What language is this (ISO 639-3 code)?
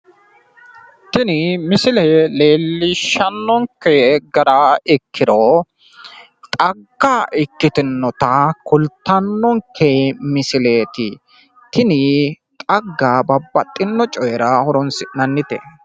sid